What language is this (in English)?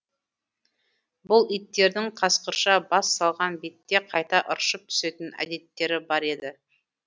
Kazakh